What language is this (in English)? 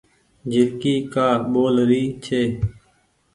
Goaria